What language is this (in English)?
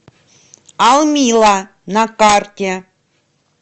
Russian